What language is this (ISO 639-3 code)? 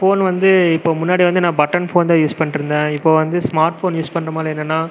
tam